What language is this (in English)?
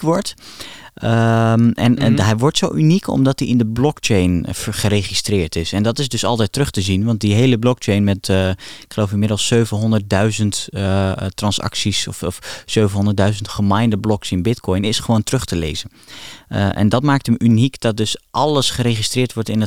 Dutch